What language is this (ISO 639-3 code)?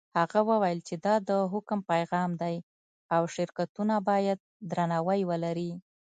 pus